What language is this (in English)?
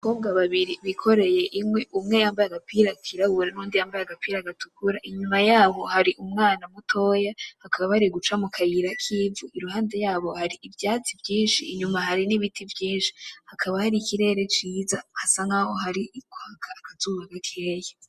Rundi